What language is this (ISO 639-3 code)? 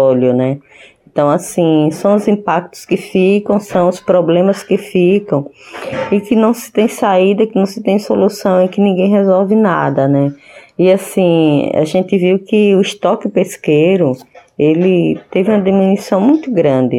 por